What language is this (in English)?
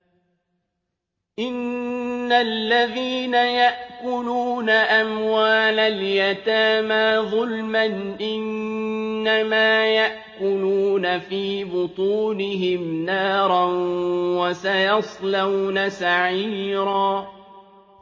Arabic